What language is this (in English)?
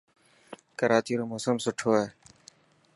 Dhatki